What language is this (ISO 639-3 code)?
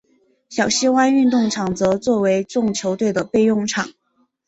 zho